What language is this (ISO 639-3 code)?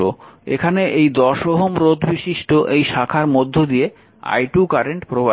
ben